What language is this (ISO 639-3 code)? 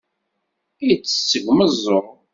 kab